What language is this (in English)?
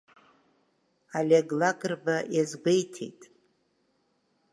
Abkhazian